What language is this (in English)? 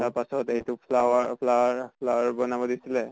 Assamese